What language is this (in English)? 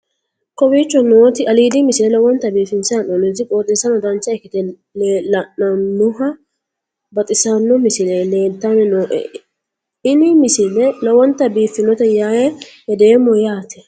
Sidamo